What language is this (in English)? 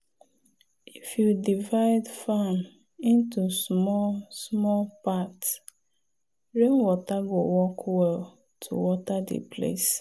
Nigerian Pidgin